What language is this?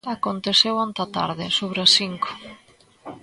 Galician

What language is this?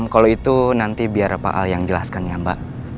Indonesian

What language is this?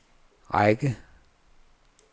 Danish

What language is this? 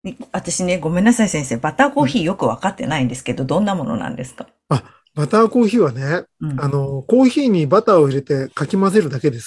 Japanese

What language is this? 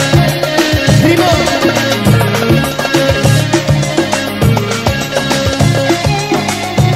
Arabic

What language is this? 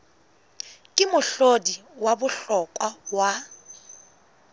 Southern Sotho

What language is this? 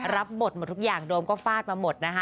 Thai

